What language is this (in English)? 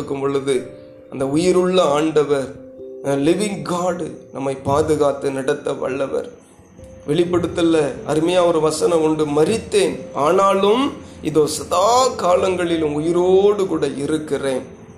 Tamil